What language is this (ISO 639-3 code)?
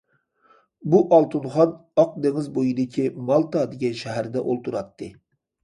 uig